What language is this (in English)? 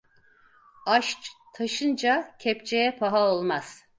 Turkish